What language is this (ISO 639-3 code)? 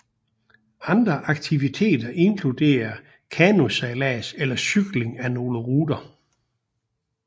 dan